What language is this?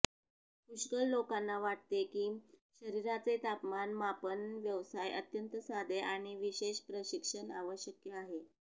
Marathi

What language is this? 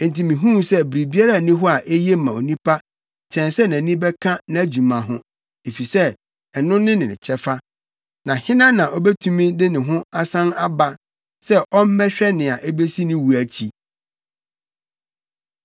Akan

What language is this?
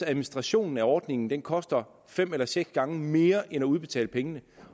Danish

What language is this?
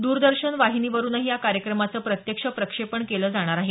Marathi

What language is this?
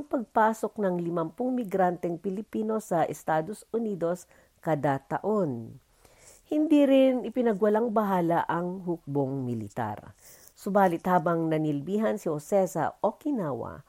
Filipino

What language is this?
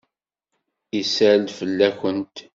Kabyle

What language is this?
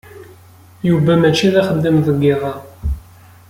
Kabyle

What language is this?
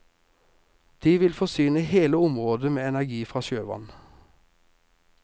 Norwegian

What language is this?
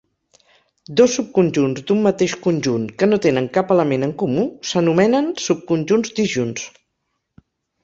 Catalan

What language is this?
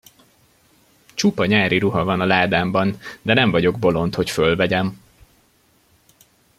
Hungarian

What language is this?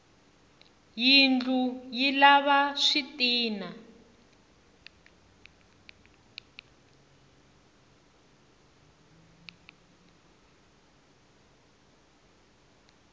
Tsonga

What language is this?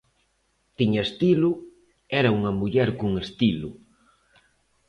Galician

